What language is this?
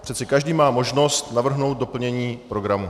Czech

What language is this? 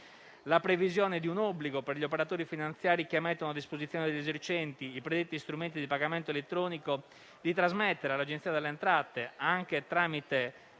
Italian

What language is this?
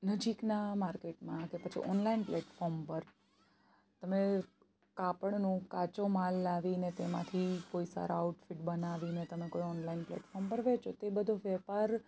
Gujarati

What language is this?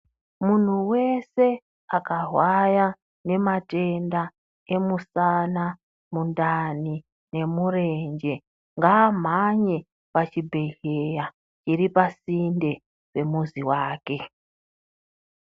Ndau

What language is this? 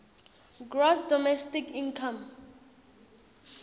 Swati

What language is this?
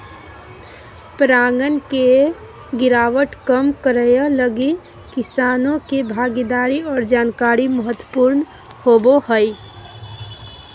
Magahi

